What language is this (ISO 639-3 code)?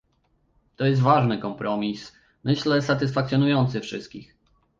pol